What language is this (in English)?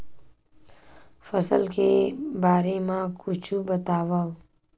Chhattisgarhi